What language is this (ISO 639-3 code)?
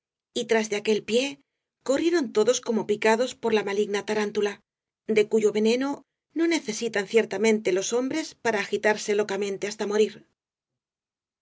spa